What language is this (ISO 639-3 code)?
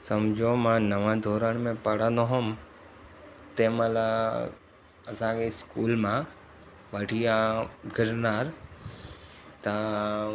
snd